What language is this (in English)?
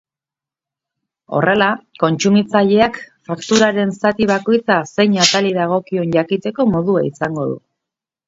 Basque